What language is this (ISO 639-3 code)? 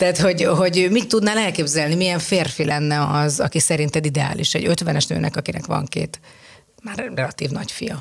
hun